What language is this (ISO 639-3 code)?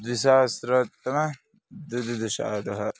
san